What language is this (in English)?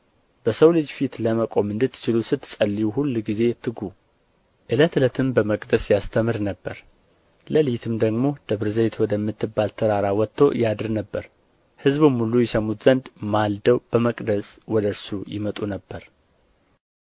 Amharic